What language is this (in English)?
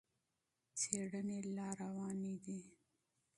Pashto